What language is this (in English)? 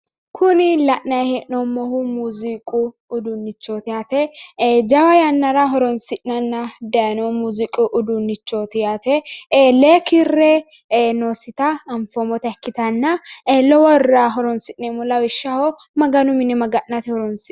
Sidamo